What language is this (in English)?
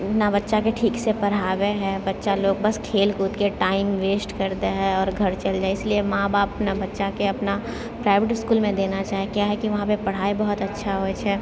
Maithili